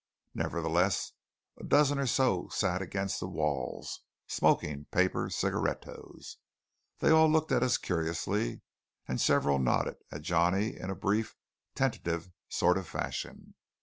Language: English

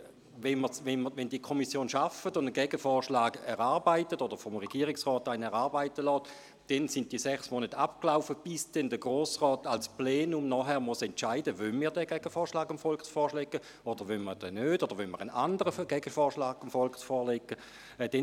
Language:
Swiss German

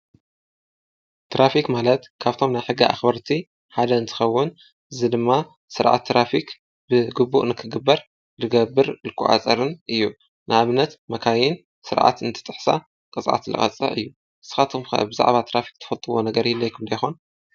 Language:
Tigrinya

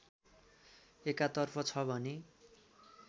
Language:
Nepali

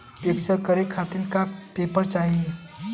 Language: Bhojpuri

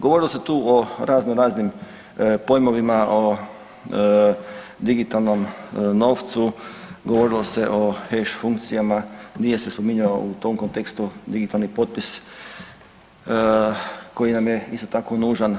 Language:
Croatian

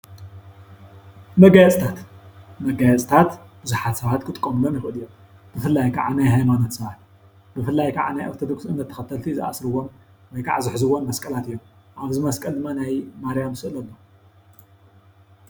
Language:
Tigrinya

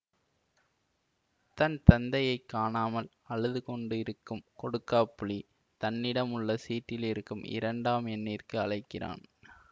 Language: Tamil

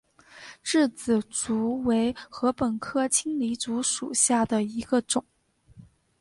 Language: Chinese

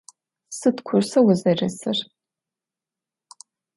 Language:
Adyghe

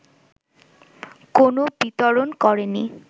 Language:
Bangla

